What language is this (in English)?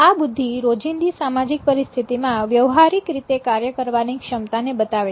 Gujarati